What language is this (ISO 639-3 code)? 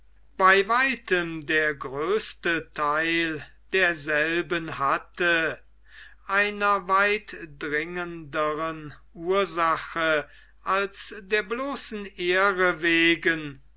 deu